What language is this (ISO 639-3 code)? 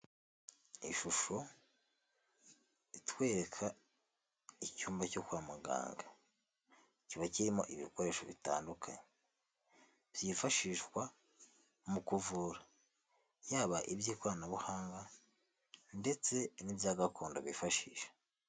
kin